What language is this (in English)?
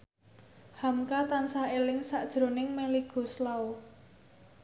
Javanese